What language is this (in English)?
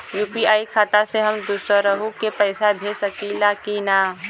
Bhojpuri